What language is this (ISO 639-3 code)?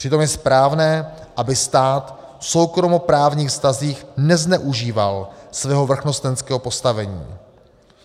ces